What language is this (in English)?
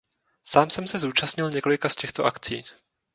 Czech